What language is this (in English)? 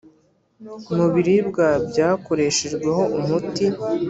Kinyarwanda